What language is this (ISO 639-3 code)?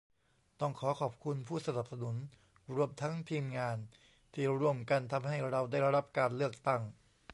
tha